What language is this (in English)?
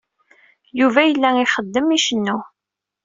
Kabyle